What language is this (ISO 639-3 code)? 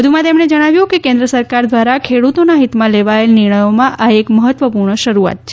guj